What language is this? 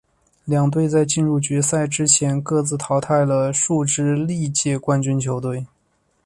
Chinese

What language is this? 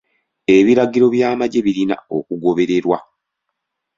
Ganda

